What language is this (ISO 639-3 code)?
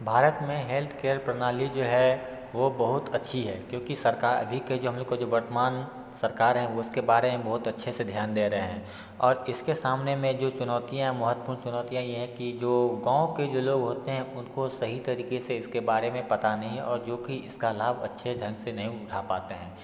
hin